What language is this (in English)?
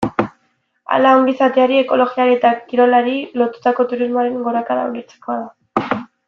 Basque